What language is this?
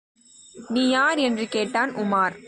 Tamil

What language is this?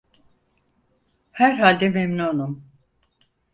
Turkish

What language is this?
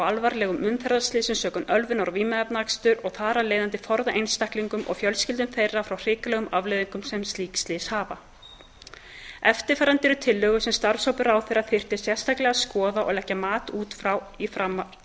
Icelandic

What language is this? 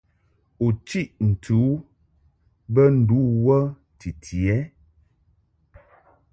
Mungaka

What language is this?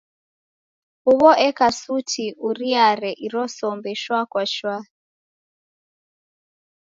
Taita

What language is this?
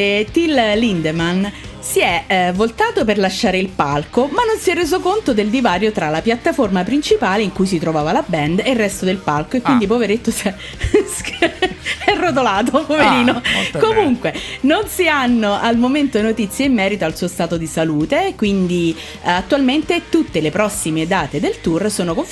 Italian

